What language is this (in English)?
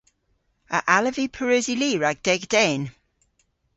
Cornish